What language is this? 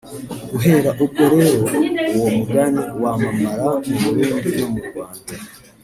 Kinyarwanda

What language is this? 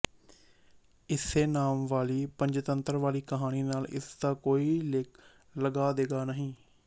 Punjabi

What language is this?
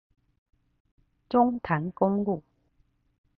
Chinese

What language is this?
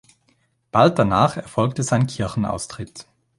German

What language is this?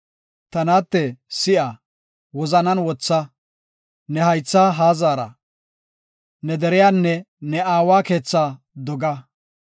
Gofa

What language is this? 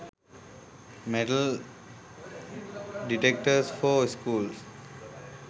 Sinhala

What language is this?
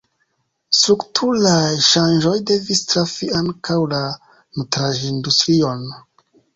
Esperanto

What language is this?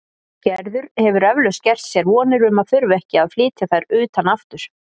Icelandic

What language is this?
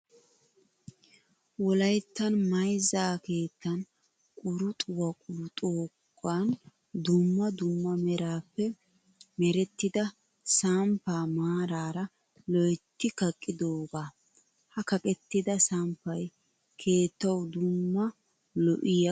Wolaytta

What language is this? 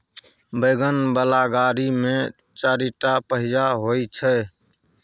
Maithili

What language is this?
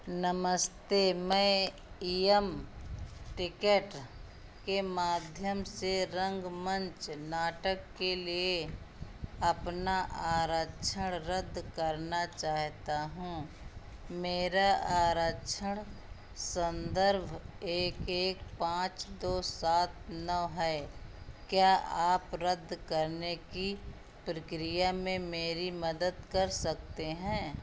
Hindi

